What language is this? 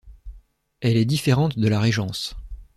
French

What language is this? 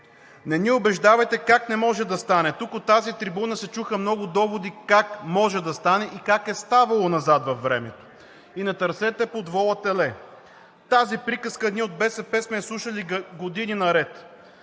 Bulgarian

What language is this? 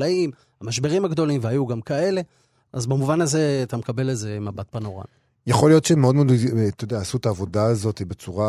Hebrew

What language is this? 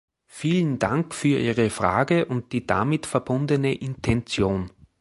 German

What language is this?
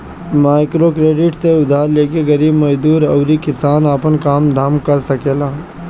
Bhojpuri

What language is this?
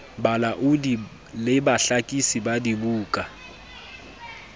Southern Sotho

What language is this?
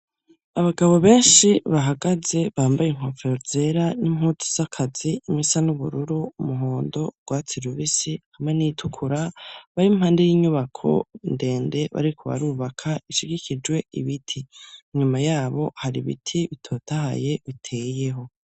Rundi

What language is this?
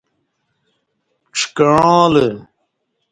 Kati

